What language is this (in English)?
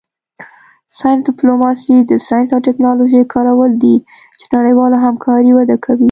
Pashto